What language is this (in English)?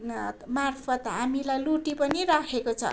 Nepali